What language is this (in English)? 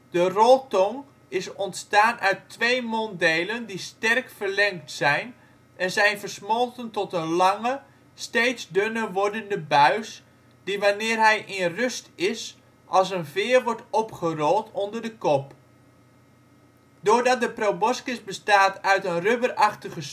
Dutch